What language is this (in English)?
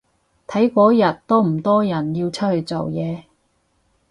Cantonese